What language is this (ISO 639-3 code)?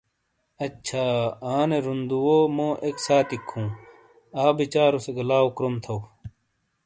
scl